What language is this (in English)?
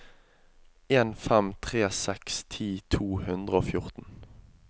Norwegian